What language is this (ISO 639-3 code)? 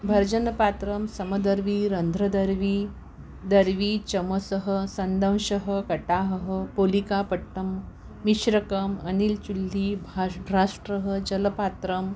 san